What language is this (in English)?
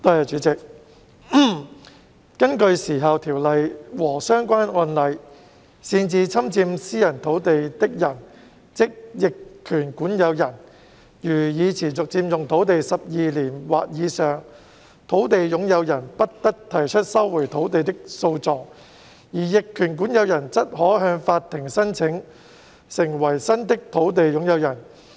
Cantonese